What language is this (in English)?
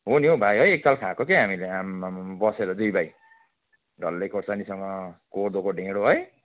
Nepali